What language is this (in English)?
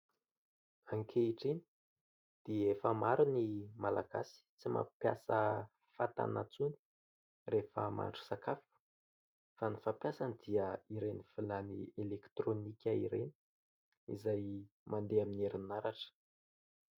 Malagasy